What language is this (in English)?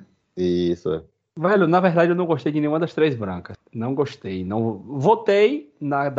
Portuguese